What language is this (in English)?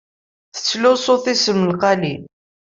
Kabyle